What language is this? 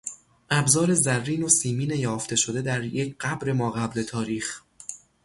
Persian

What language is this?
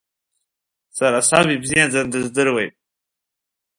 Abkhazian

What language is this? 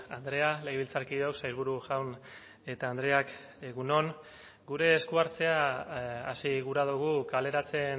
Basque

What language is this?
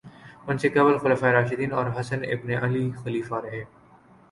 Urdu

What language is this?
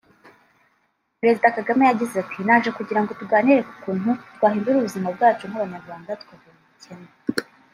Kinyarwanda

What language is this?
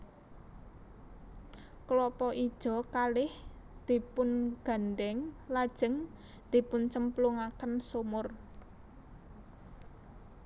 Javanese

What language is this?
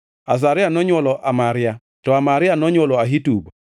Luo (Kenya and Tanzania)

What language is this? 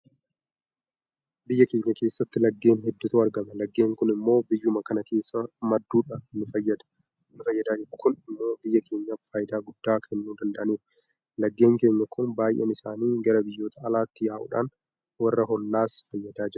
Oromo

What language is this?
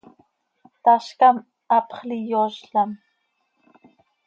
Seri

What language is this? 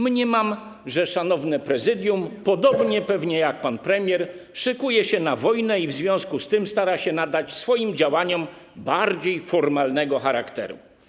Polish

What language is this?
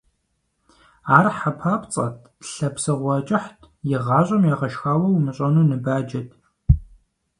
Kabardian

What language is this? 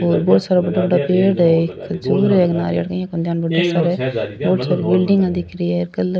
Rajasthani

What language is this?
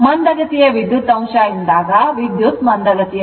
Kannada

